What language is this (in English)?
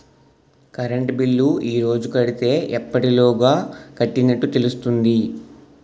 Telugu